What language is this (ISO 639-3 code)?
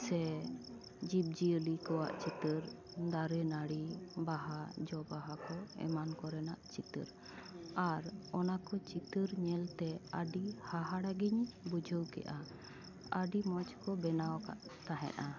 sat